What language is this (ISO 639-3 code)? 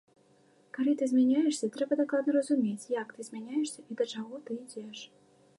bel